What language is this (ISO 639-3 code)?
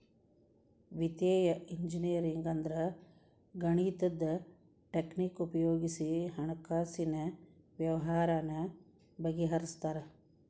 kan